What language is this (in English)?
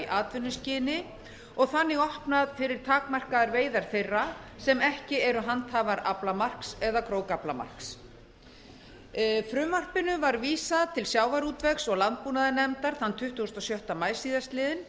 Icelandic